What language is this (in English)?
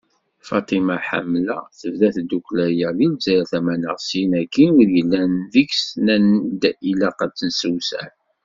Kabyle